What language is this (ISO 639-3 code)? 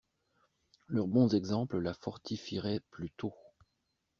fra